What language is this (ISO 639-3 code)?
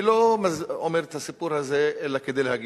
heb